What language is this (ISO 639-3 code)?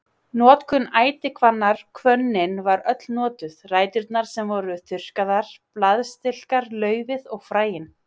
isl